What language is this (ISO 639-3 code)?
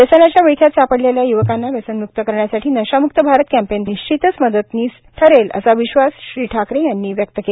mar